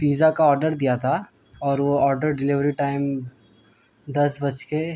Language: Urdu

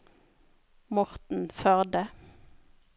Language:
Norwegian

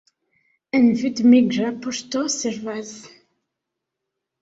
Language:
Esperanto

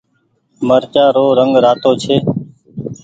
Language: Goaria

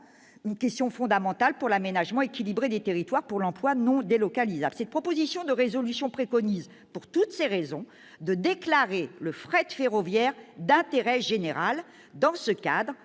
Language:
French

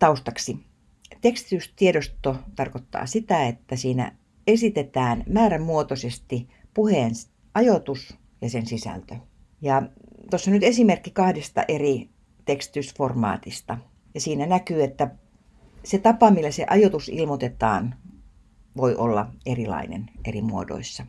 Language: Finnish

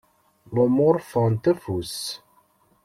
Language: Kabyle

